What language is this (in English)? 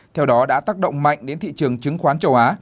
Vietnamese